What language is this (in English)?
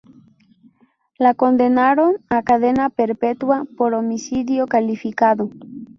Spanish